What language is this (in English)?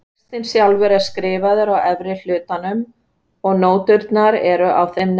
Icelandic